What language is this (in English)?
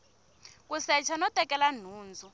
Tsonga